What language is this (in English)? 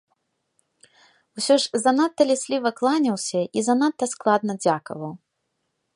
Belarusian